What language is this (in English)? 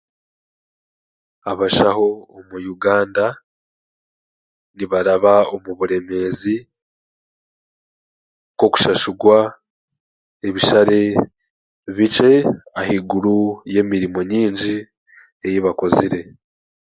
Chiga